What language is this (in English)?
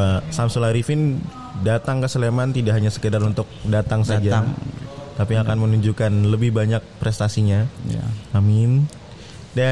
Indonesian